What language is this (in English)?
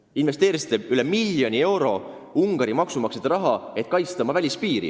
Estonian